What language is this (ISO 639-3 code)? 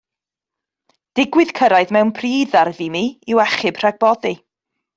cym